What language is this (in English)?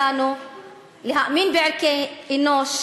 Hebrew